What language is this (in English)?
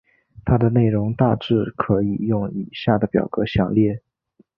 Chinese